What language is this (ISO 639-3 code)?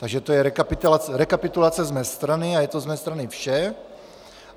ces